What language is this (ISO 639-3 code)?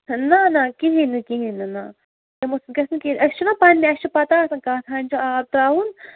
kas